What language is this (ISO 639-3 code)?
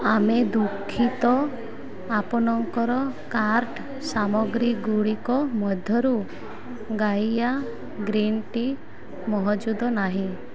ori